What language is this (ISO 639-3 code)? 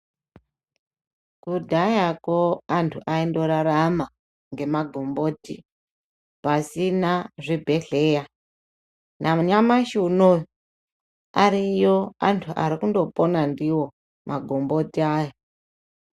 ndc